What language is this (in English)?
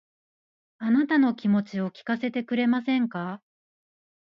Japanese